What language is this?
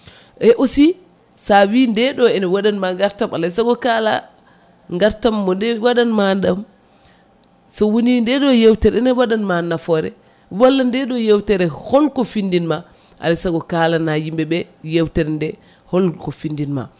Fula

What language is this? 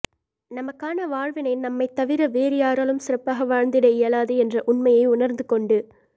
Tamil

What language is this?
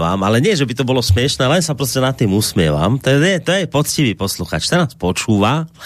Slovak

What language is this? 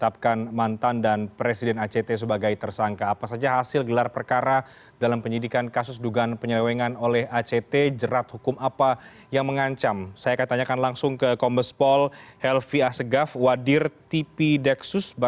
Indonesian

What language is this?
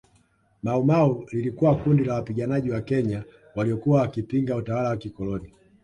Swahili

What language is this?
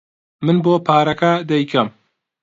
Central Kurdish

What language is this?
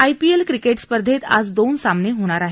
Marathi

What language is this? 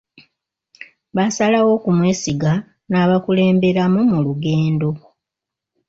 Ganda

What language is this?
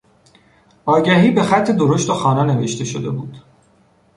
Persian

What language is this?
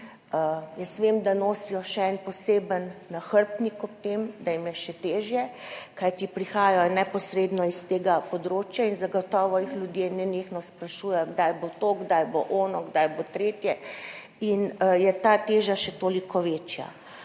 Slovenian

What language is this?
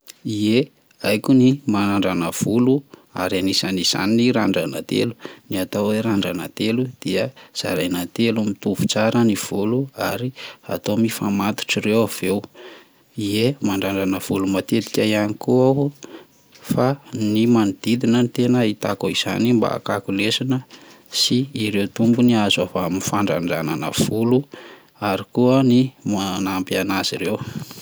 Malagasy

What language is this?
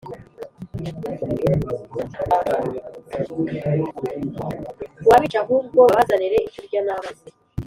Kinyarwanda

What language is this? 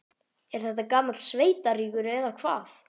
Icelandic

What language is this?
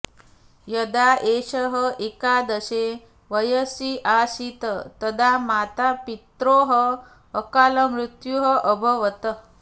Sanskrit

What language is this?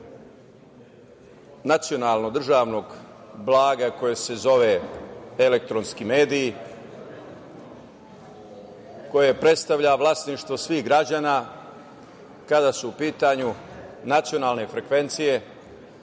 Serbian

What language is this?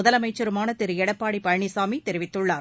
Tamil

